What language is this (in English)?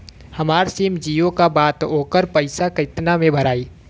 Bhojpuri